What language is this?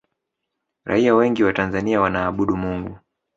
Swahili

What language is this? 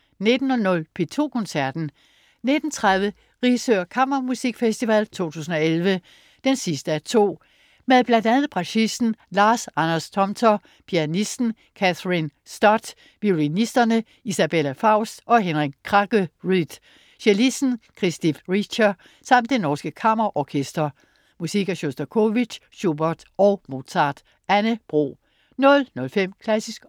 Danish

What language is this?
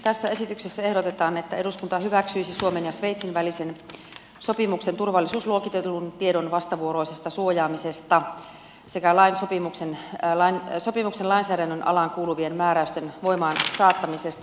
Finnish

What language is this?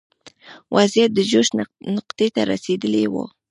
Pashto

